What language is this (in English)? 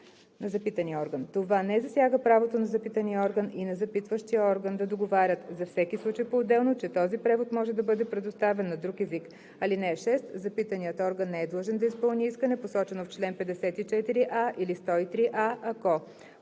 Bulgarian